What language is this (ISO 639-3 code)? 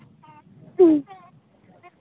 sat